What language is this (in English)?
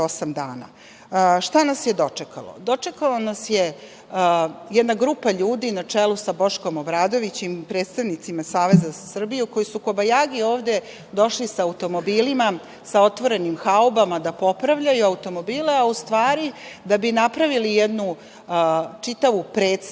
Serbian